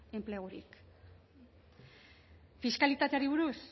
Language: Basque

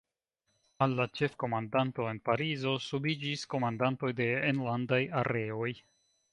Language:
Esperanto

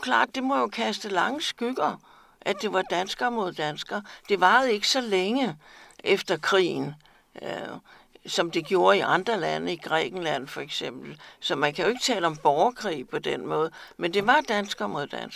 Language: Danish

